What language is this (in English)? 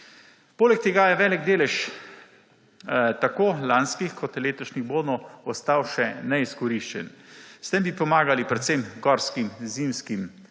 Slovenian